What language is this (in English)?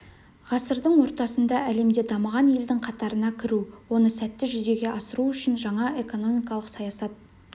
Kazakh